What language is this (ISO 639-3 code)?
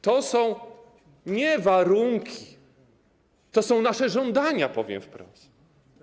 pol